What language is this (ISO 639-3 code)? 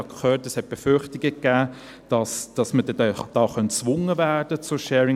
gsw